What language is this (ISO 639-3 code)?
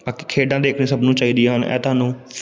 pan